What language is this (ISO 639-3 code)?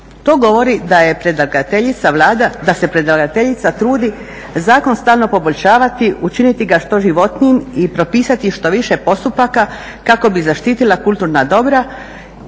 hrv